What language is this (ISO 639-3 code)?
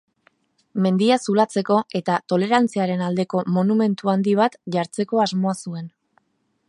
eus